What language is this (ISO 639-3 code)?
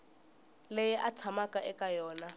tso